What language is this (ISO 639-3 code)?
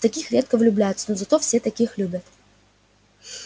rus